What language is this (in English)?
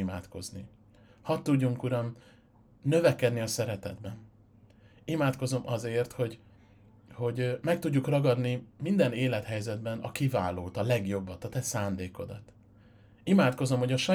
Hungarian